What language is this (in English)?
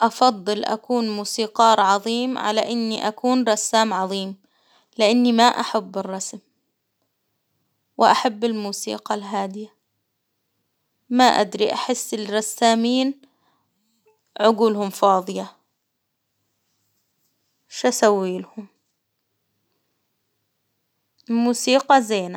Hijazi Arabic